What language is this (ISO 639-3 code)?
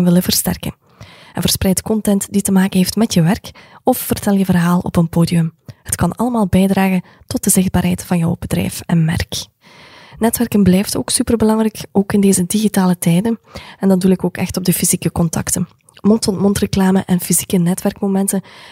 nld